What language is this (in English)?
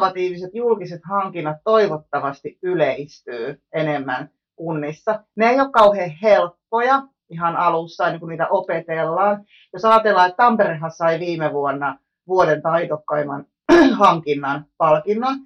Finnish